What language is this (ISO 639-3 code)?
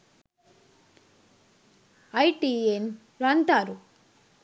sin